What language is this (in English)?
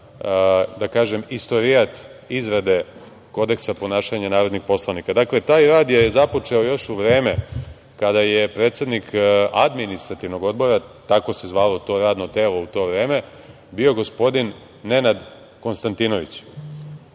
Serbian